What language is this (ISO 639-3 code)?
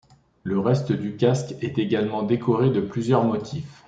fra